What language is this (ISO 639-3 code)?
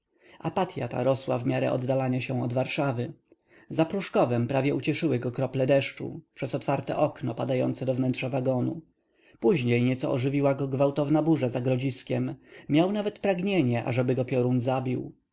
pol